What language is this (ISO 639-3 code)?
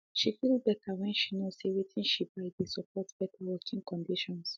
pcm